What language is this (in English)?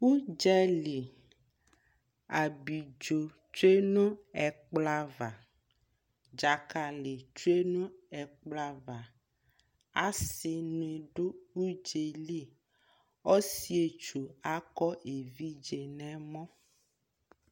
Ikposo